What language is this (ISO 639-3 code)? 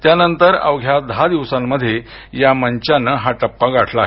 mar